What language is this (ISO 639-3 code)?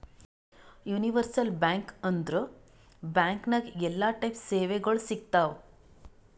kan